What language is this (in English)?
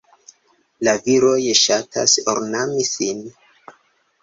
Esperanto